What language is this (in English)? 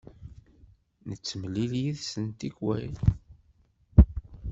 Kabyle